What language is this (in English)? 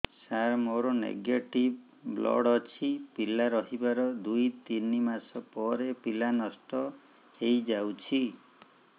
Odia